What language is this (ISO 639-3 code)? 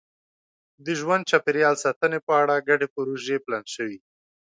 pus